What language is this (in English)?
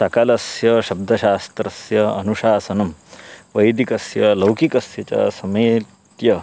Sanskrit